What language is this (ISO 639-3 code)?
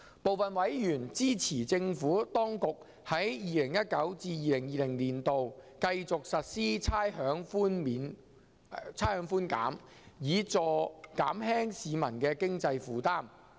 yue